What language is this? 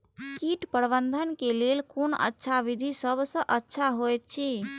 Maithili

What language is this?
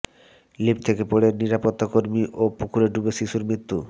Bangla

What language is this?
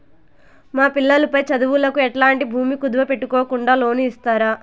Telugu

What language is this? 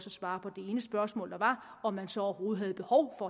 Danish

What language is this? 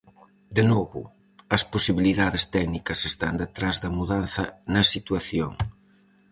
Galician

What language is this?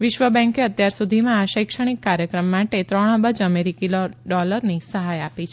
Gujarati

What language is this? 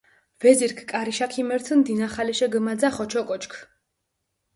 Mingrelian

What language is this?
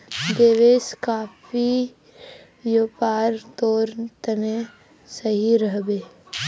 Magahi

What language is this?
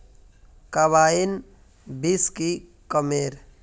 Magahi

